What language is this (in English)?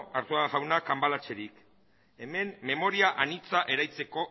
Basque